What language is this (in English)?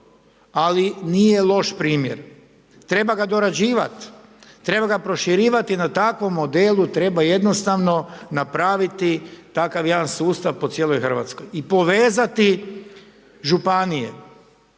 Croatian